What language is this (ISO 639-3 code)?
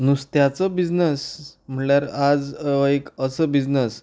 kok